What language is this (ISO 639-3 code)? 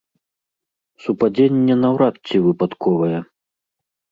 bel